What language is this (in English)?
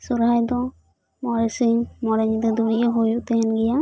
Santali